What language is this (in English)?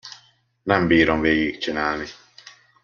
Hungarian